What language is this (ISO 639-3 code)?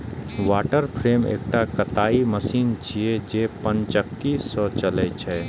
mai